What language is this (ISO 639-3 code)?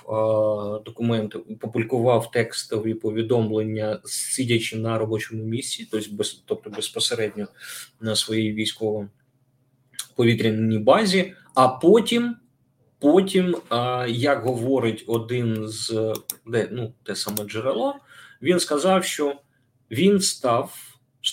ukr